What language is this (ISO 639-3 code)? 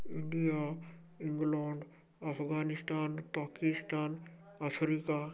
ori